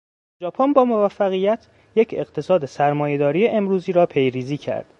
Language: Persian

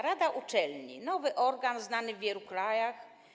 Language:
Polish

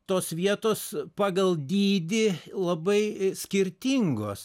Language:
Lithuanian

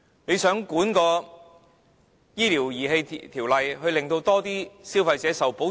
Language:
Cantonese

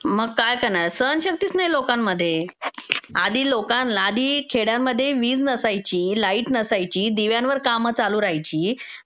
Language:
Marathi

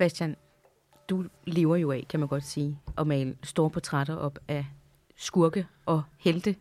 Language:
Danish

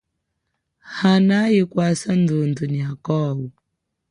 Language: Chokwe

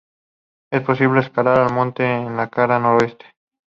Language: Spanish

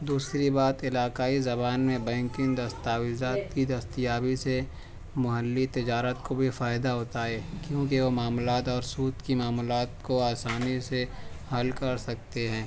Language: Urdu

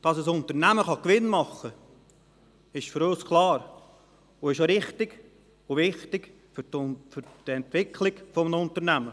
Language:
Swiss German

